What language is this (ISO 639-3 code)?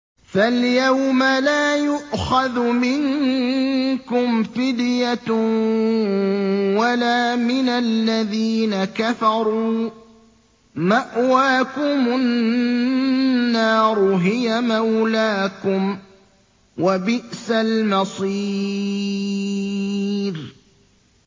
ara